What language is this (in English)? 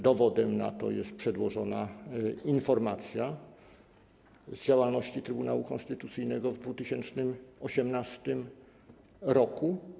Polish